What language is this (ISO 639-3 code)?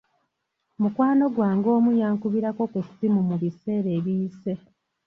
lug